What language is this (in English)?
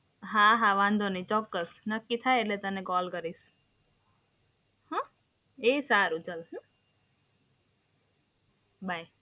Gujarati